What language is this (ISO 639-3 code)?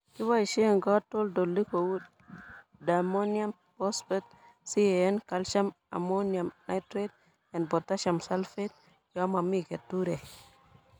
kln